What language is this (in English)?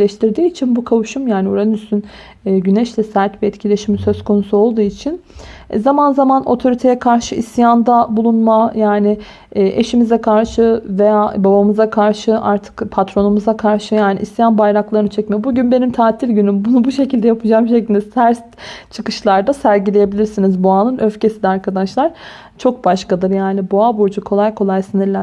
Turkish